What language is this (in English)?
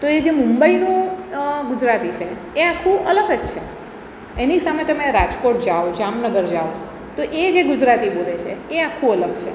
Gujarati